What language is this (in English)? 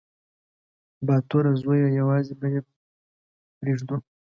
Pashto